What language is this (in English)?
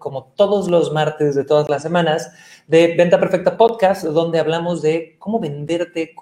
Spanish